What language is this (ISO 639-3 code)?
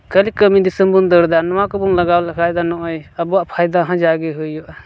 sat